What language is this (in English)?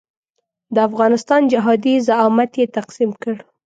Pashto